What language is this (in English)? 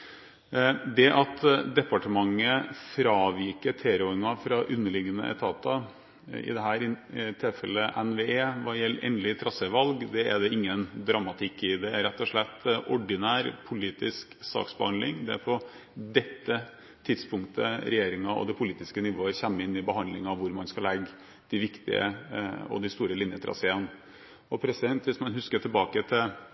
Norwegian Bokmål